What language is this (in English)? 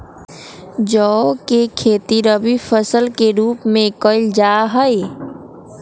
Magahi